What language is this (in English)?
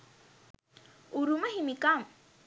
Sinhala